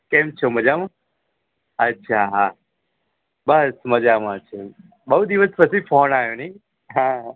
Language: Gujarati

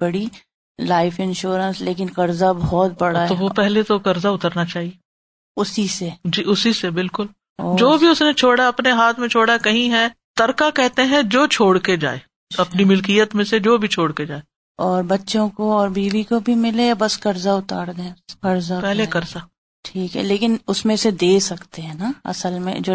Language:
Urdu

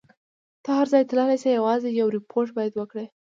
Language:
Pashto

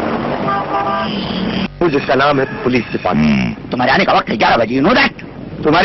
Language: Hindi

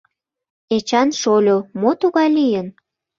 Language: Mari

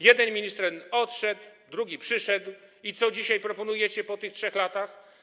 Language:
Polish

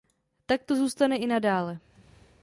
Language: Czech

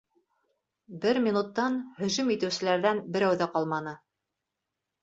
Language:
Bashkir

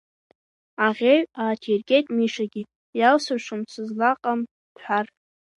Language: Abkhazian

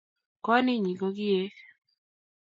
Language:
Kalenjin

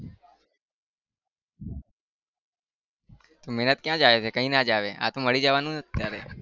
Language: Gujarati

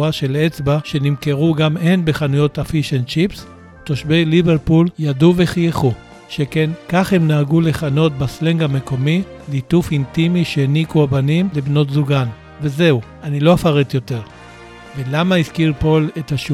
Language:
Hebrew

